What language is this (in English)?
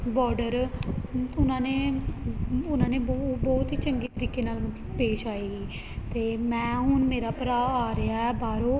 Punjabi